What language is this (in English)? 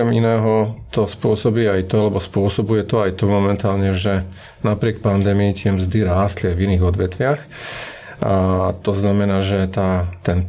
Slovak